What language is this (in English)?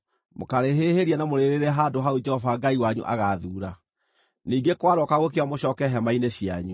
Kikuyu